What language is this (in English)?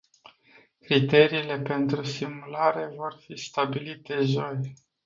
Romanian